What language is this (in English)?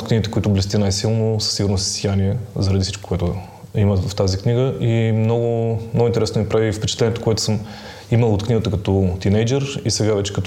Bulgarian